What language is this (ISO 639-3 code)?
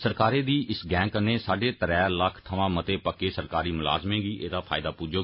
doi